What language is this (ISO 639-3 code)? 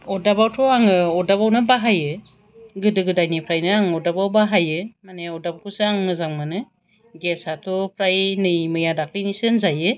brx